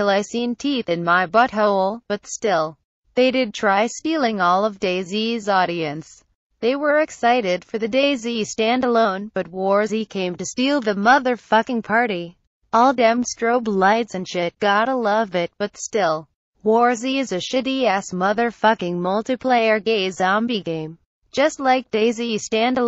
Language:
English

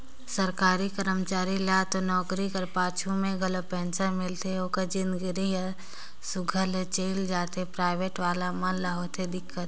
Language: Chhattisgarhi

